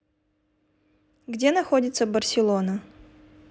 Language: Russian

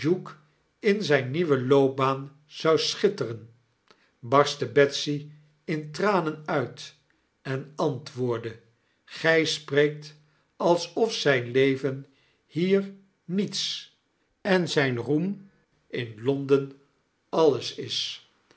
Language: Dutch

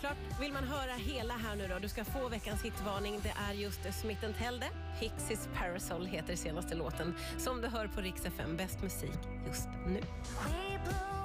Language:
Swedish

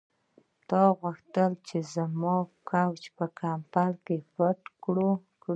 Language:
Pashto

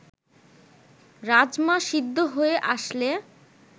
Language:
Bangla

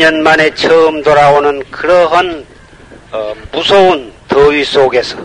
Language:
Korean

